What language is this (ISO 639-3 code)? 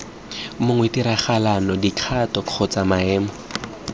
tsn